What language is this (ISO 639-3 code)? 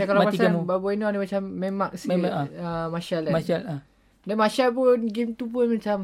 msa